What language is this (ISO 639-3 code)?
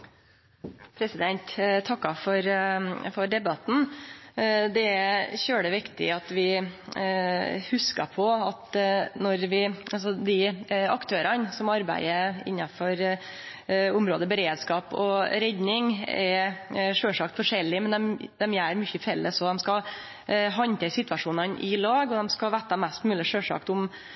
nno